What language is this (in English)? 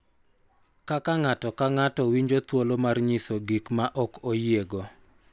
Luo (Kenya and Tanzania)